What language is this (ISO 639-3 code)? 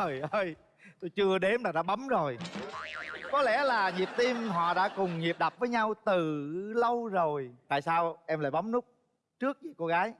vie